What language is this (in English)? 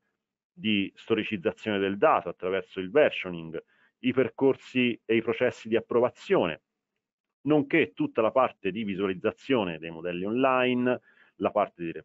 Italian